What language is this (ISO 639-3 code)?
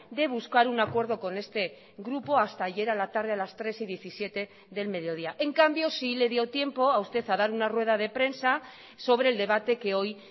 spa